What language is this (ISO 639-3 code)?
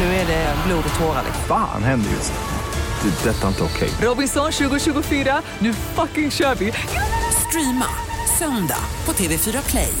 swe